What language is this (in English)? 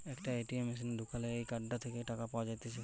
Bangla